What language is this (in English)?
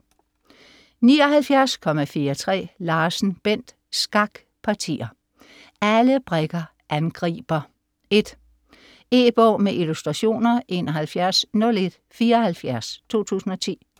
Danish